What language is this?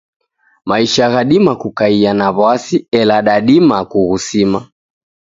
Taita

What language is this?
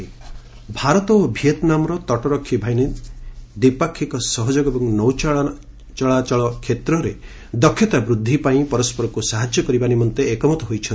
Odia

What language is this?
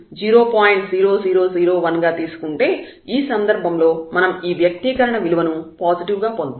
Telugu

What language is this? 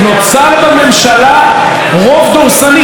Hebrew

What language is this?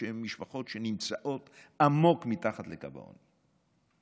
Hebrew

